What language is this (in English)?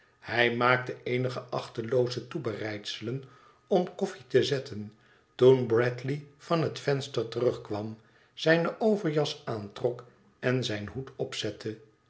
Dutch